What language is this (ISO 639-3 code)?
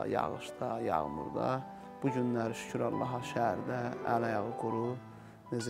tur